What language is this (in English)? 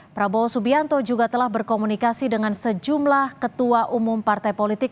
Indonesian